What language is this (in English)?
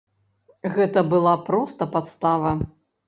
Belarusian